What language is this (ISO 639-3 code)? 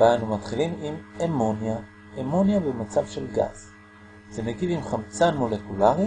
heb